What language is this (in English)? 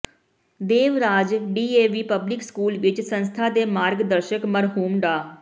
Punjabi